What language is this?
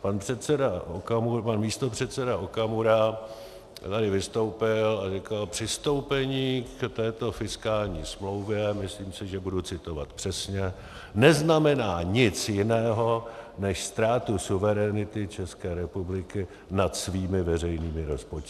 Czech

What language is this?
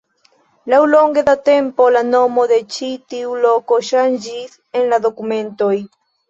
Esperanto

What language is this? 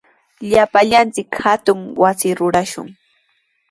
Sihuas Ancash Quechua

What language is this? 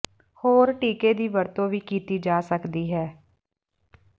Punjabi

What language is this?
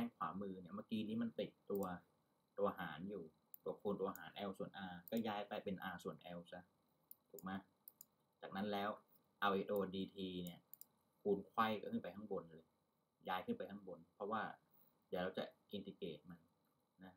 Thai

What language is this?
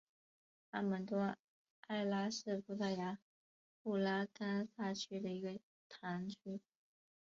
Chinese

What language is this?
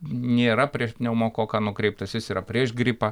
Lithuanian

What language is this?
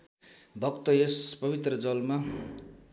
Nepali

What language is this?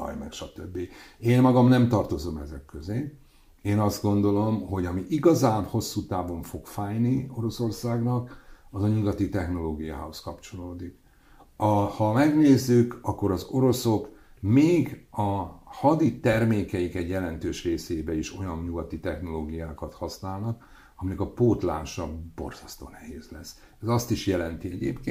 Hungarian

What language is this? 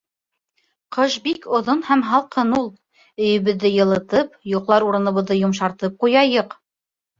Bashkir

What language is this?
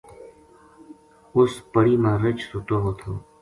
Gujari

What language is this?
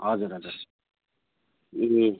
Nepali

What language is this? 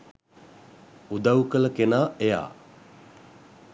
Sinhala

